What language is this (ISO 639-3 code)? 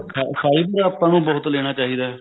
pan